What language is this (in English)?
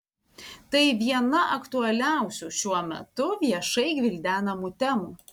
Lithuanian